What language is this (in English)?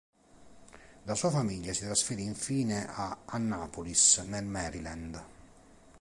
Italian